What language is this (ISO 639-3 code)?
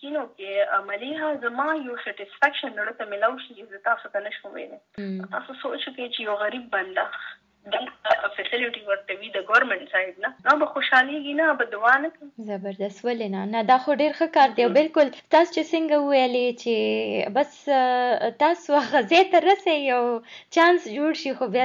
urd